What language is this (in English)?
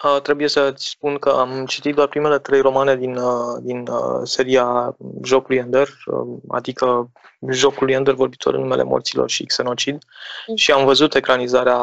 Romanian